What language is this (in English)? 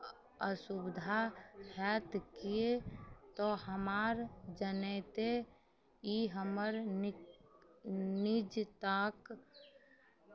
Maithili